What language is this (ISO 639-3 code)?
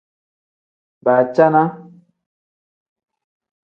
kdh